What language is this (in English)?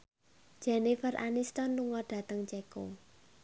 Javanese